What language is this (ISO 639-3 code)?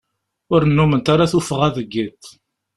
kab